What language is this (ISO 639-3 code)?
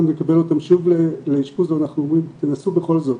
heb